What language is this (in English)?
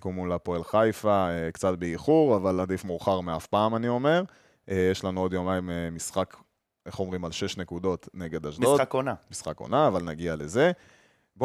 Hebrew